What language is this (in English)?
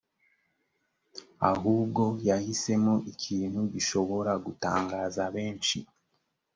Kinyarwanda